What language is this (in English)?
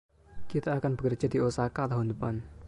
Indonesian